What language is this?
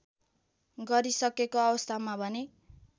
Nepali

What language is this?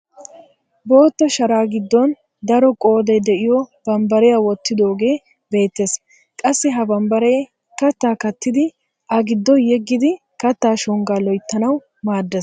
Wolaytta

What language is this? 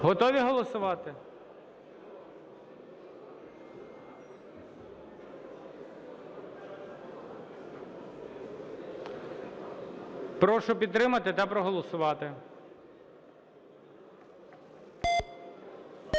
Ukrainian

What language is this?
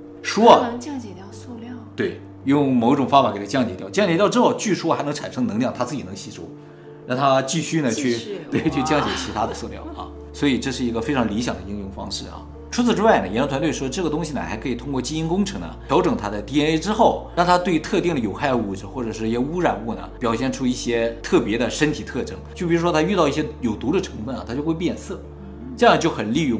Chinese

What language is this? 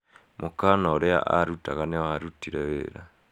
Kikuyu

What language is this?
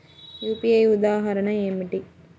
Telugu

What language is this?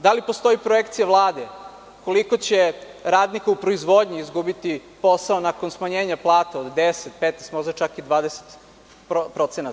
Serbian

